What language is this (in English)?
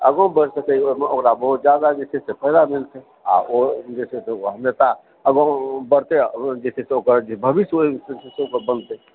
Maithili